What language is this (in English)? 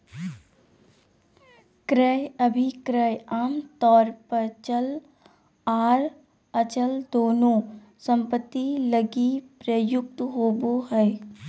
Magahi